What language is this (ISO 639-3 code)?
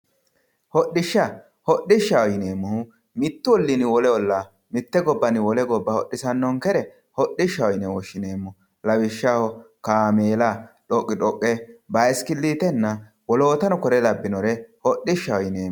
sid